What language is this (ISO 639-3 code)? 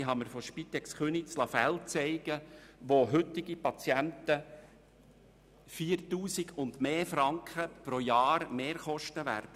gsw